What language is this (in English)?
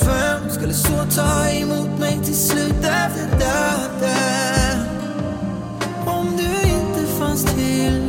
Swedish